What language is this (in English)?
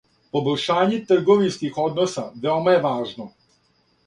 Serbian